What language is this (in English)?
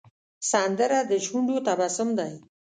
Pashto